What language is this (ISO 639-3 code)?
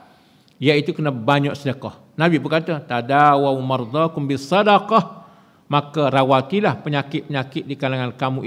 msa